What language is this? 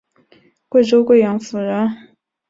Chinese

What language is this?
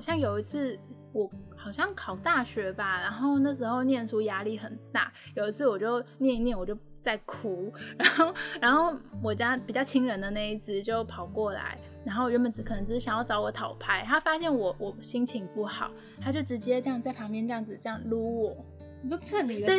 Chinese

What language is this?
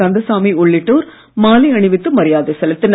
Tamil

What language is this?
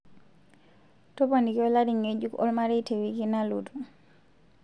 Masai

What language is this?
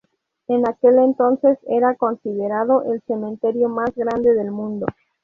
Spanish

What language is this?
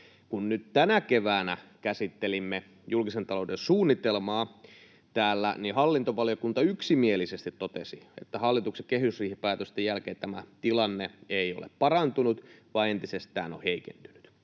Finnish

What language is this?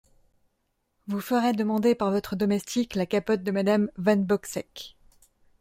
French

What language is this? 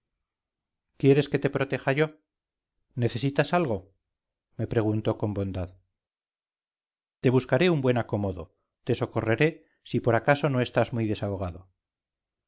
Spanish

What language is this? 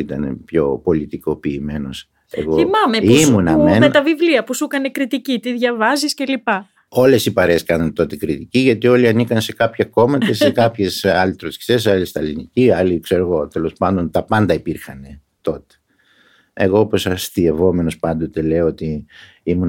Greek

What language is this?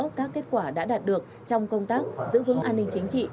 Vietnamese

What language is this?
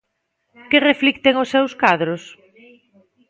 Galician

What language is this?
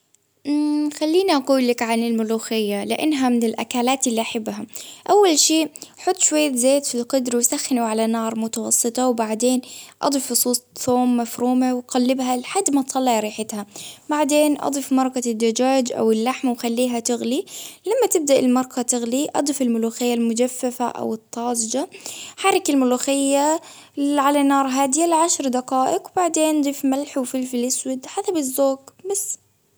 Baharna Arabic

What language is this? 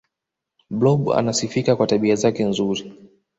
Swahili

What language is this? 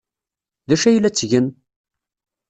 Kabyle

